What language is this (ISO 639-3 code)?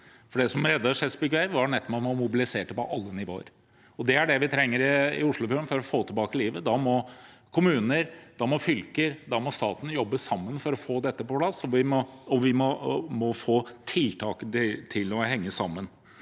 nor